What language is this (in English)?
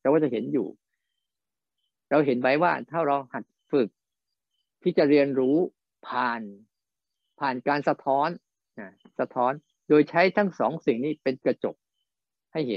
Thai